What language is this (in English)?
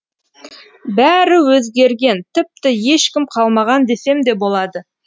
Kazakh